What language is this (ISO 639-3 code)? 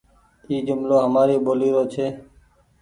gig